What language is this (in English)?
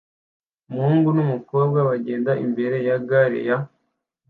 Kinyarwanda